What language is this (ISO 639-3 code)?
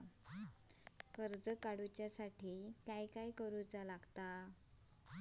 mar